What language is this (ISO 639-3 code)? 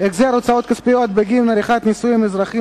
heb